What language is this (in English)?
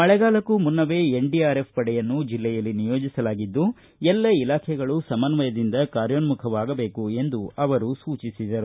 Kannada